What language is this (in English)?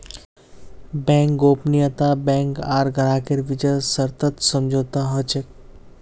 Magahi